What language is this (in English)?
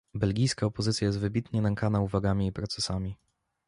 Polish